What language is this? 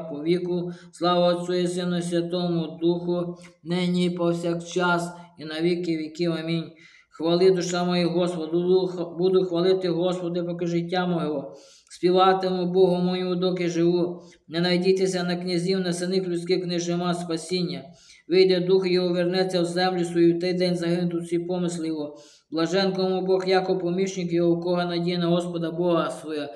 Ukrainian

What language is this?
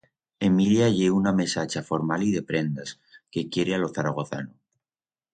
Aragonese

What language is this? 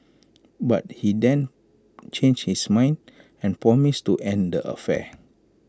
English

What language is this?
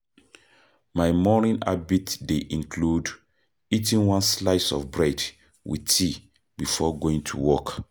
Nigerian Pidgin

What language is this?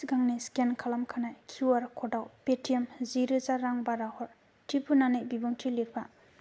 Bodo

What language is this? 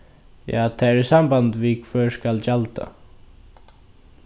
Faroese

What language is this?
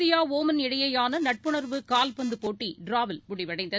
Tamil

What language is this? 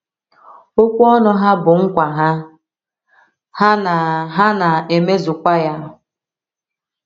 Igbo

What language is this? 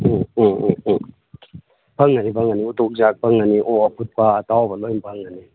Manipuri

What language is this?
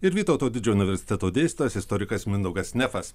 Lithuanian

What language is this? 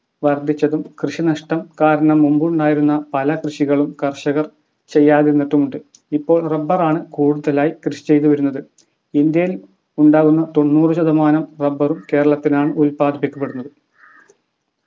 Malayalam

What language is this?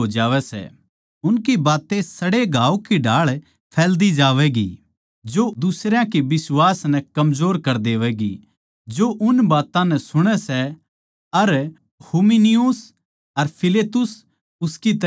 Haryanvi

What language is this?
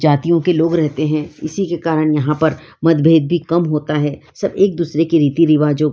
Hindi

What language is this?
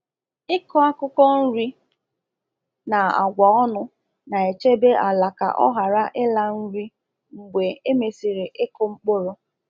Igbo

